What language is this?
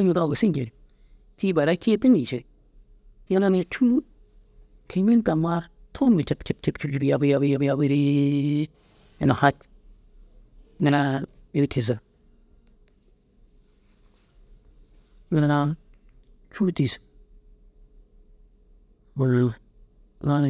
Dazaga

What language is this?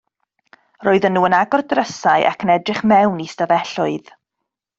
Welsh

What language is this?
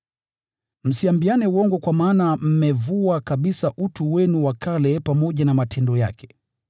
Swahili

